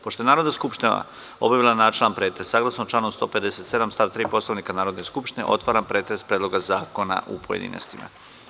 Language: Serbian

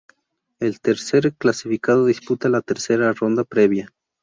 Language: Spanish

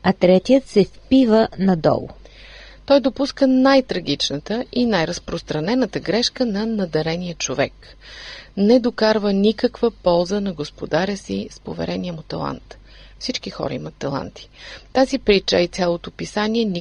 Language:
Bulgarian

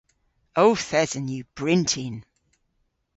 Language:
Cornish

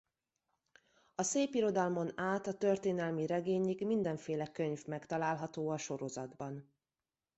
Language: Hungarian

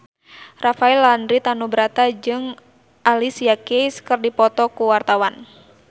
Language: Sundanese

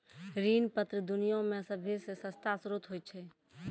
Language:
Maithili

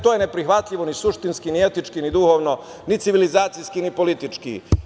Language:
Serbian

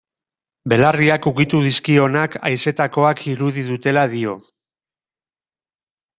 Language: Basque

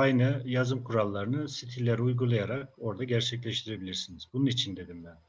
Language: Turkish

